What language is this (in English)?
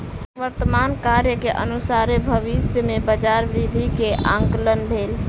Maithili